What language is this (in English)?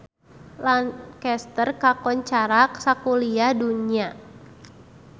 Sundanese